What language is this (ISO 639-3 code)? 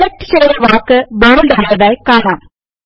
mal